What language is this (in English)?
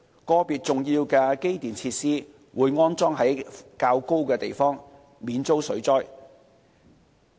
Cantonese